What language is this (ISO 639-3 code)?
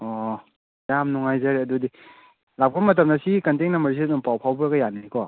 mni